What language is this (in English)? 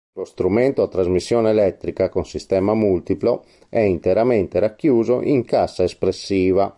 Italian